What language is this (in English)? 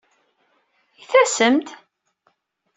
Kabyle